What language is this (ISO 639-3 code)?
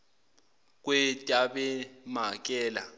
zul